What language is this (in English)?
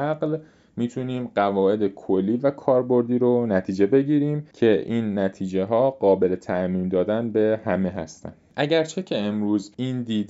Persian